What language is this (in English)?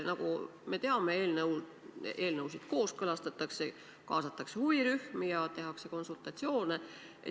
Estonian